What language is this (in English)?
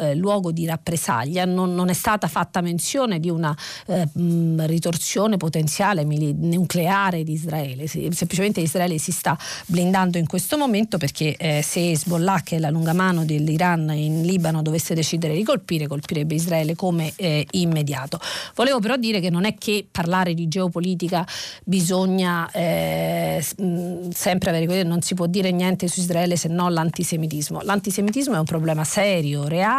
Italian